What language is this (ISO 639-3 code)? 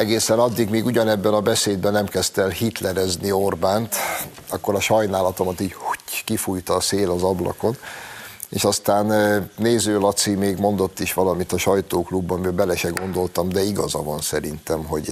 hun